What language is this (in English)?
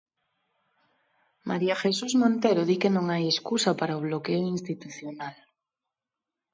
Galician